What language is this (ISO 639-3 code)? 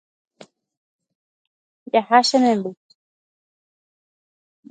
grn